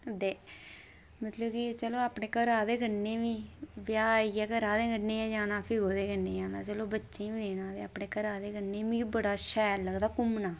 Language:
Dogri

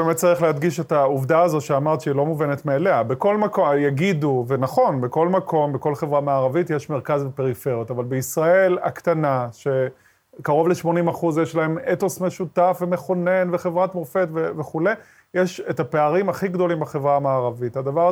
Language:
Hebrew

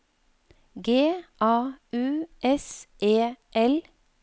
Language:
Norwegian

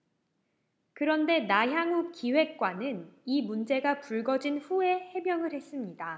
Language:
Korean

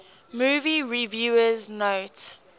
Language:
English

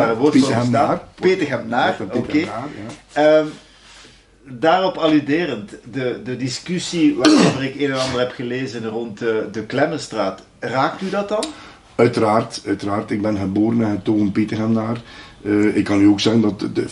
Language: Dutch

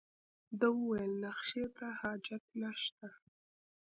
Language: Pashto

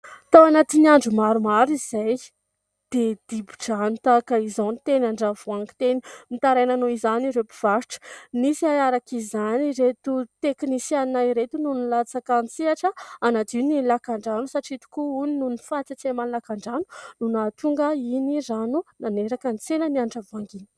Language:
Malagasy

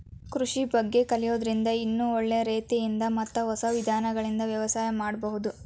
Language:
Kannada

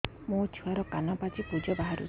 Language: Odia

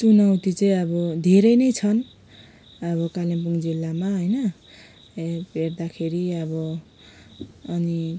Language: Nepali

